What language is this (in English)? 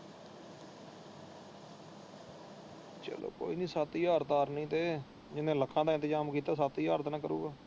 Punjabi